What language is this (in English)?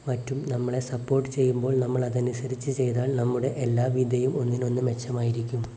Malayalam